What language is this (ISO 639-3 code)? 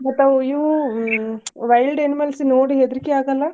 kan